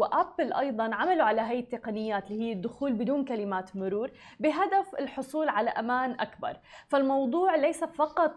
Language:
Arabic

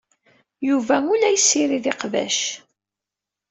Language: Kabyle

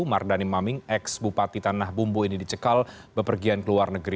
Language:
Indonesian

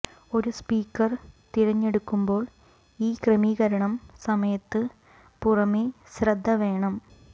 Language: Malayalam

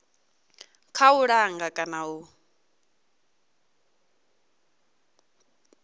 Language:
Venda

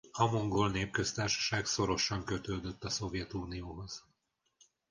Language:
Hungarian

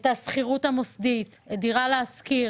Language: Hebrew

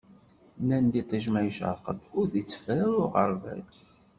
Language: Kabyle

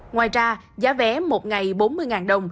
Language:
Vietnamese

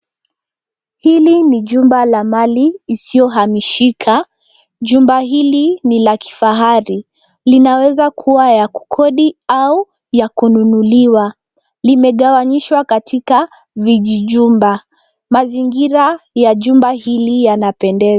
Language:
Swahili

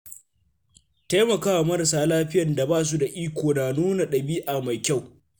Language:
Hausa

